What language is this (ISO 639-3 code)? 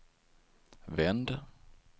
swe